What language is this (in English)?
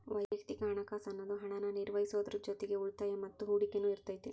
Kannada